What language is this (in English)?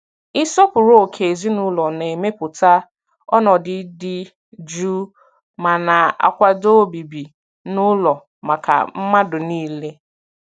Igbo